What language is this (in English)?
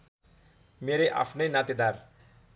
Nepali